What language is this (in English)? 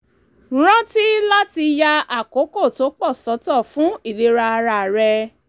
Yoruba